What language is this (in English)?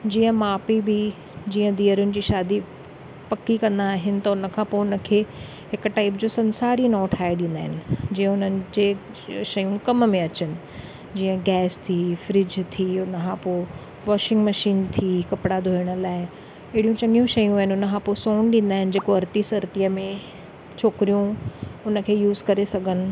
Sindhi